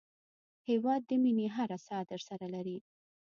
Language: Pashto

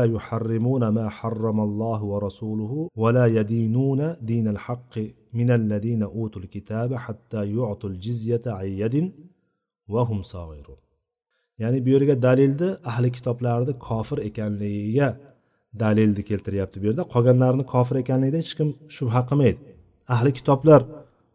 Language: Bulgarian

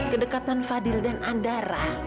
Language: Indonesian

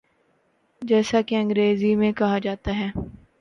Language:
Urdu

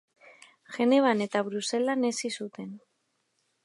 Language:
Basque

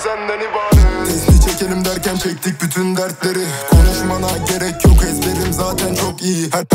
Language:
Turkish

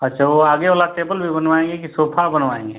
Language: Hindi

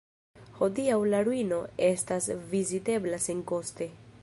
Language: Esperanto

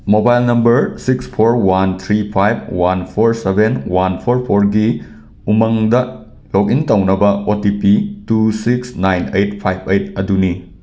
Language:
Manipuri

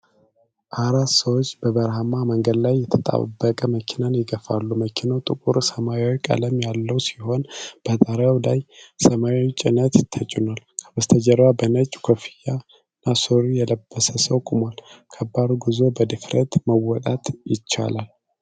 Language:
Amharic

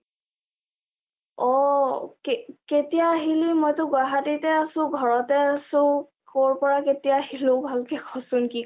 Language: Assamese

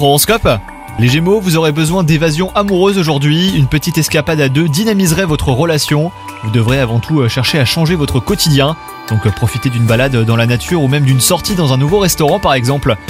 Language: French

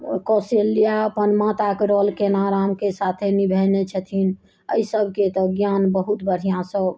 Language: Maithili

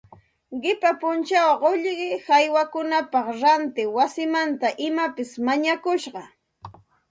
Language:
Santa Ana de Tusi Pasco Quechua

